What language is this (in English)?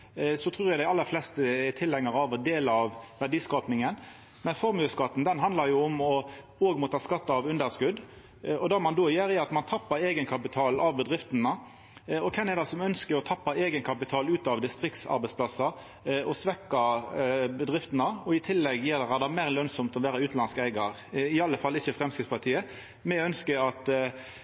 Norwegian Nynorsk